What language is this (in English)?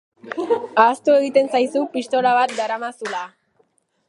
Basque